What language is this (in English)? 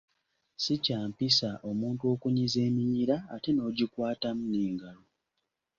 Ganda